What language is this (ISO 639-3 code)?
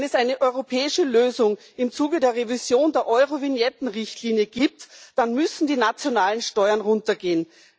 deu